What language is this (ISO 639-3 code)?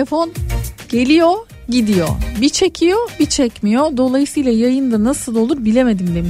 tur